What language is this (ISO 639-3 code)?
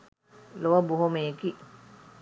sin